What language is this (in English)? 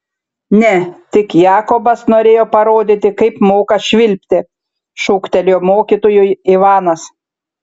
Lithuanian